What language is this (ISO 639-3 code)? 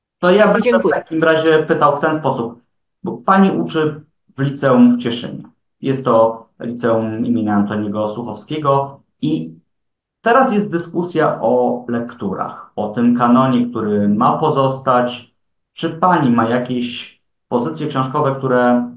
pol